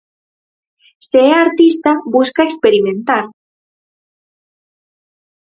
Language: Galician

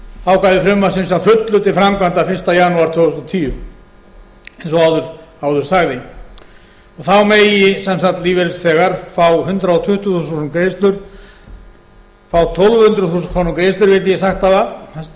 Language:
Icelandic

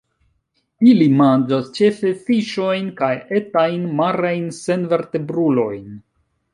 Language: Esperanto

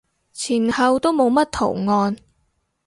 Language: Cantonese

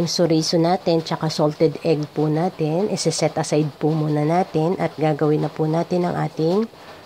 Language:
Filipino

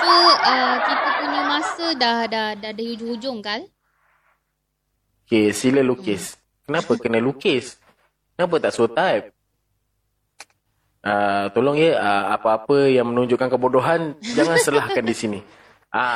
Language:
Malay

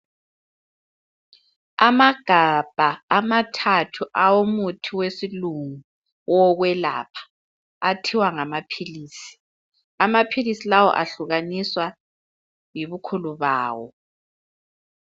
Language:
North Ndebele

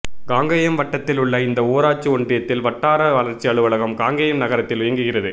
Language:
Tamil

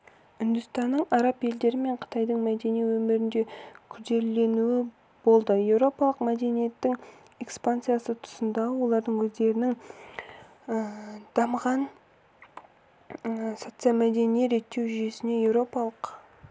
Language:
Kazakh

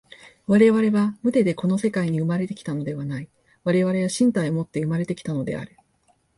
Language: Japanese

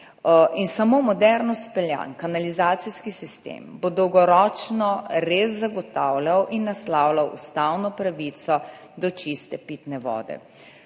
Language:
Slovenian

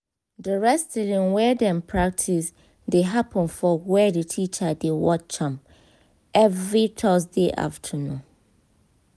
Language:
Nigerian Pidgin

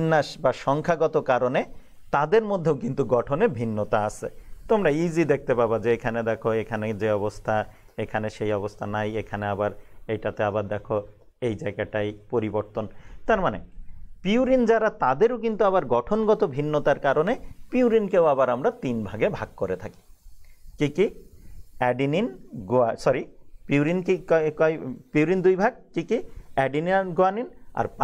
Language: Hindi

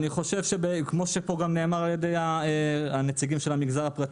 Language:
Hebrew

